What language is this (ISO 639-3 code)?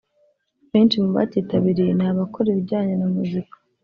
kin